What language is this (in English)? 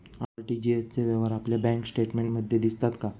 Marathi